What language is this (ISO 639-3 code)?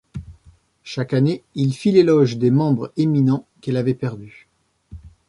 fra